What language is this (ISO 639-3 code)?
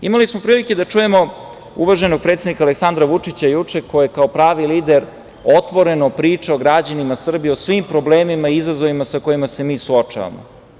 srp